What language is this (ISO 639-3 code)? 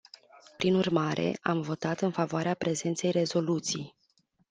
ron